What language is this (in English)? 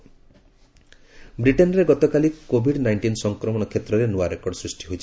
Odia